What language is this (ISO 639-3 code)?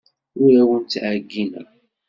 kab